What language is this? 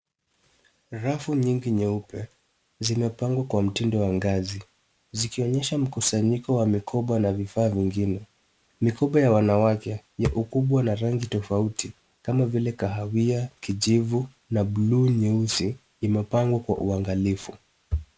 Swahili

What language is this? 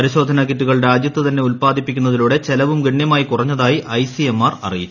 Malayalam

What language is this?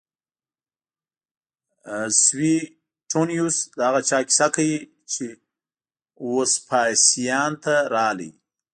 Pashto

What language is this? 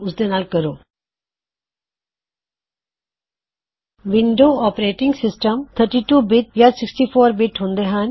Punjabi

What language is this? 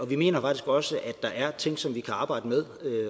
Danish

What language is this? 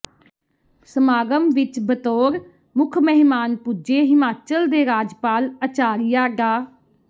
Punjabi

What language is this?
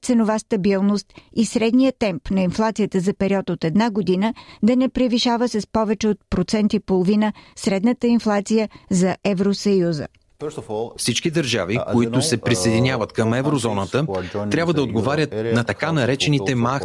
Bulgarian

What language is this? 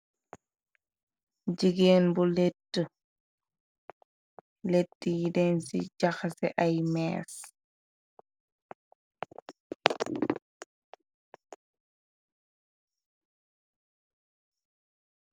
Wolof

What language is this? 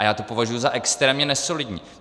Czech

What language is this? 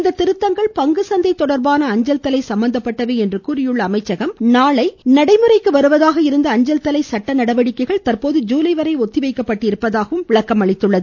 Tamil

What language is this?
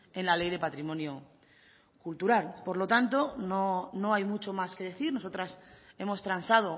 Spanish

